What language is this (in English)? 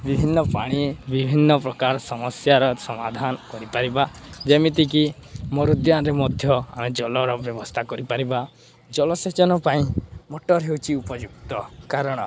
Odia